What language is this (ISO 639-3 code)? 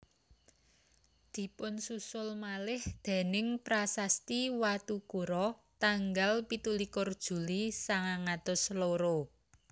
jav